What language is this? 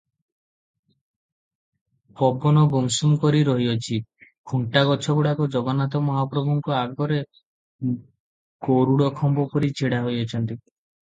Odia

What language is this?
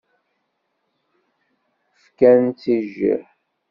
Kabyle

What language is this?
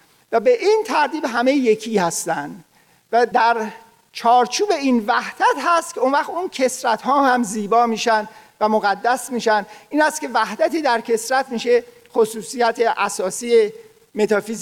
Persian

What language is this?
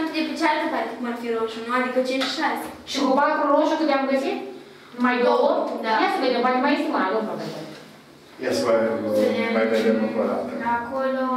Romanian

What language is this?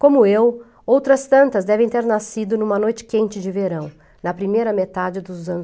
Portuguese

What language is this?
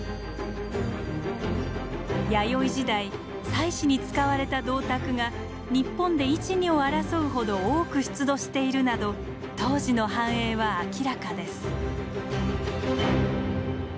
Japanese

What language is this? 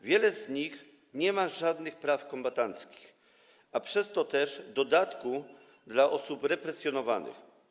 Polish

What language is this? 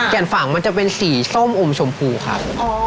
Thai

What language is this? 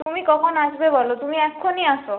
Bangla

